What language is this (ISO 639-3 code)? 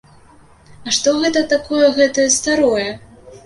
bel